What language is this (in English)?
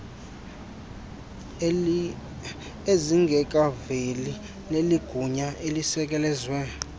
Xhosa